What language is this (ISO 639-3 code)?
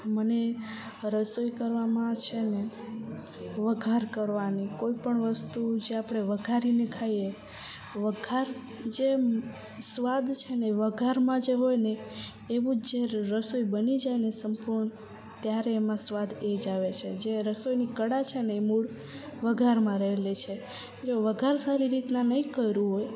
guj